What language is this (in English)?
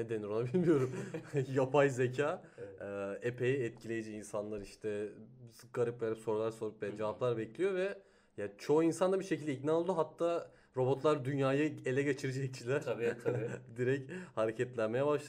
Turkish